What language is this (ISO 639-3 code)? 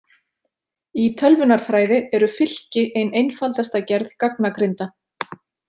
isl